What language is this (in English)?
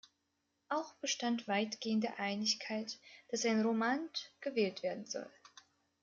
German